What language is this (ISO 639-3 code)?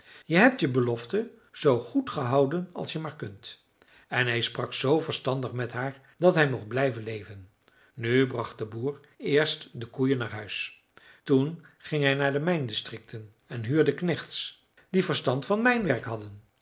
nld